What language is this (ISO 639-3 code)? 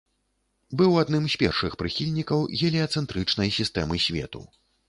bel